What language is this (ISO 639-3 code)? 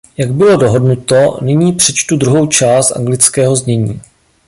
ces